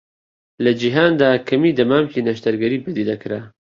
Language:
Central Kurdish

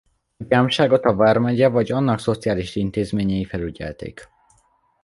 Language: Hungarian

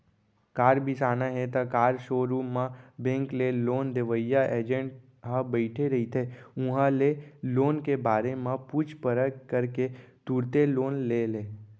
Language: Chhattisgarhi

